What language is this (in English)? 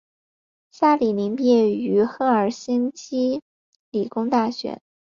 Chinese